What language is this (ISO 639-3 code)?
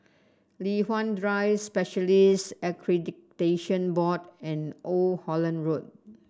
eng